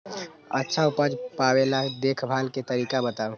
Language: Magahi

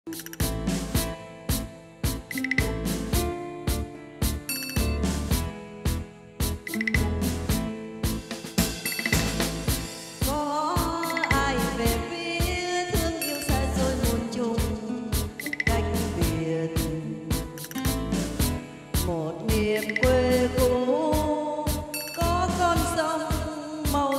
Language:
Vietnamese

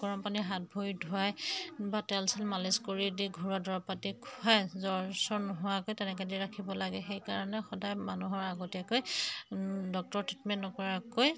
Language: Assamese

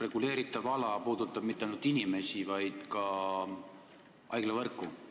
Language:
Estonian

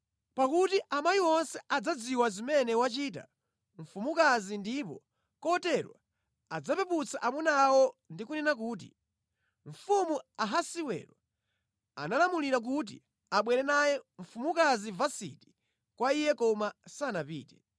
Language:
Nyanja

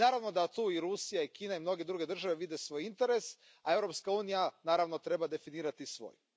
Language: Croatian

